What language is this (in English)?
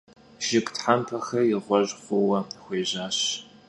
Kabardian